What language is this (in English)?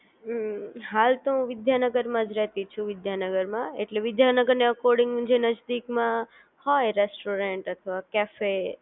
Gujarati